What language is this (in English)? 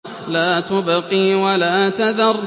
Arabic